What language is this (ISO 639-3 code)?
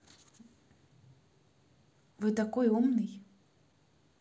rus